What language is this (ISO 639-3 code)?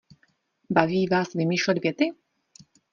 ces